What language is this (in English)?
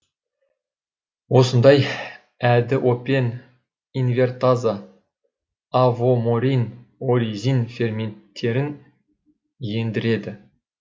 Kazakh